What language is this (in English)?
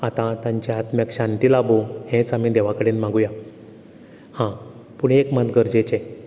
Konkani